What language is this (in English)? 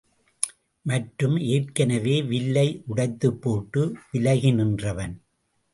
Tamil